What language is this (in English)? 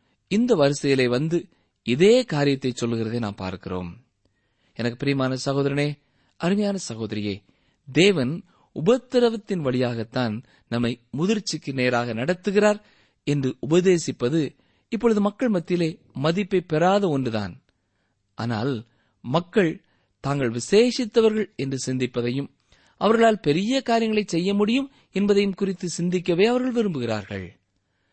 Tamil